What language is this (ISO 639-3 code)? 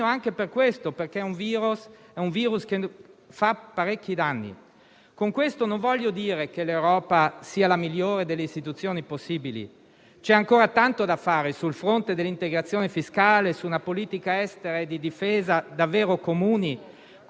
ita